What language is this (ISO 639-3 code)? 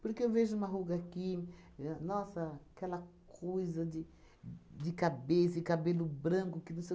por